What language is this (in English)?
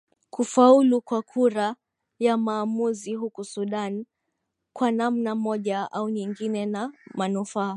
Swahili